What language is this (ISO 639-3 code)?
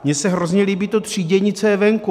ces